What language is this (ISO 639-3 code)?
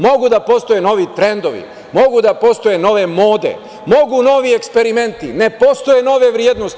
srp